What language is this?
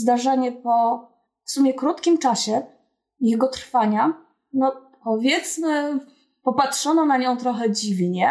Polish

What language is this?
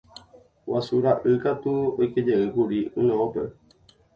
Guarani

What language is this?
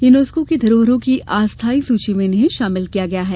Hindi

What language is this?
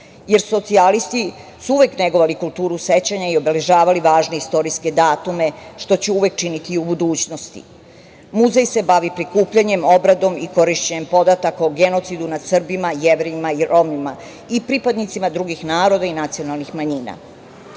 Serbian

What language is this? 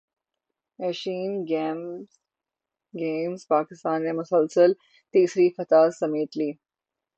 Urdu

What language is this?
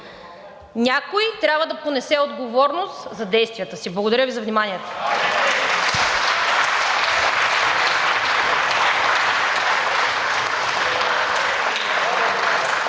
Bulgarian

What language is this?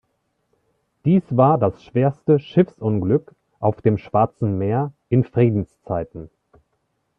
German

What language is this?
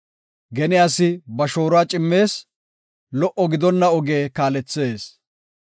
Gofa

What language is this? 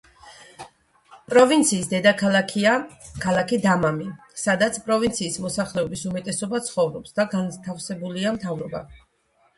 Georgian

